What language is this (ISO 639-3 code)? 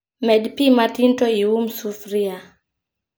luo